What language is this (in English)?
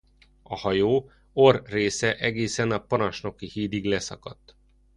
Hungarian